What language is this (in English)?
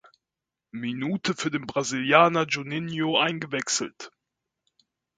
German